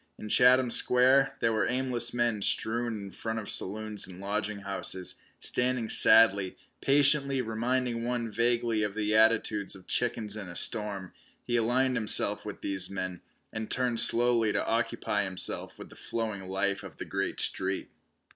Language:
English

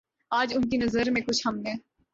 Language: Urdu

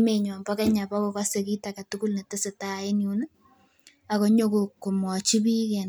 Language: Kalenjin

